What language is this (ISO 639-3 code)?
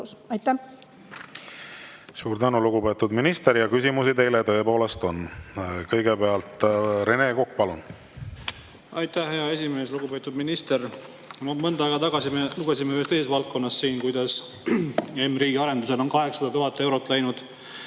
est